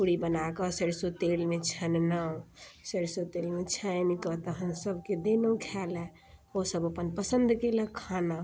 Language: Maithili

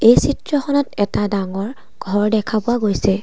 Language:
Assamese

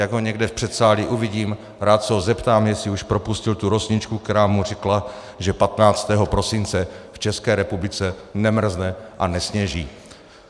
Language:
Czech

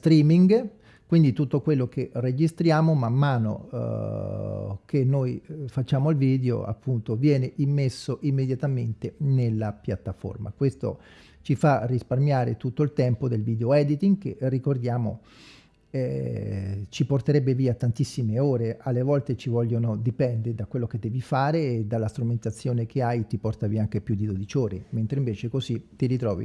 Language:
Italian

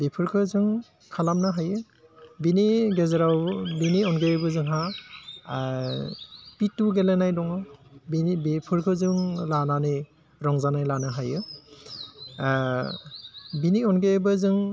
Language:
Bodo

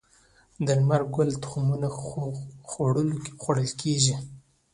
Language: Pashto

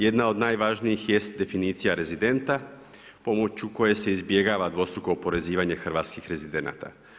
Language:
Croatian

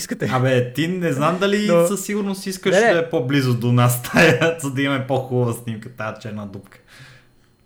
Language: Bulgarian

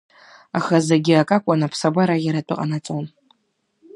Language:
Abkhazian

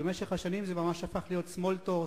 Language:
Hebrew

